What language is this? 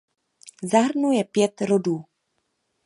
Czech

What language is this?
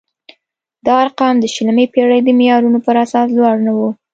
Pashto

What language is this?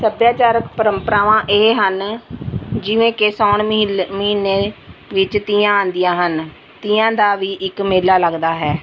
Punjabi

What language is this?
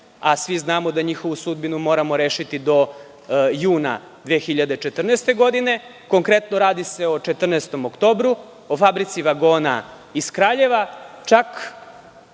Serbian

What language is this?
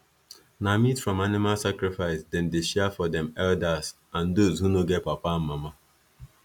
Nigerian Pidgin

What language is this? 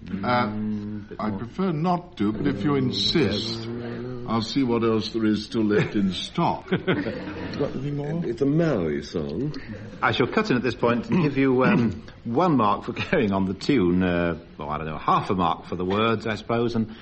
English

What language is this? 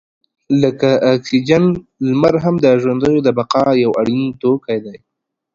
Pashto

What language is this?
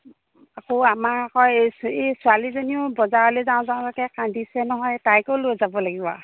Assamese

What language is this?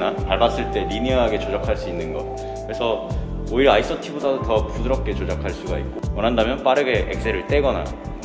Korean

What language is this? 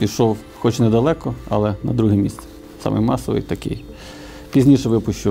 Ukrainian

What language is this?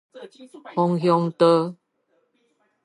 Min Nan Chinese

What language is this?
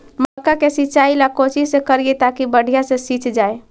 Magahi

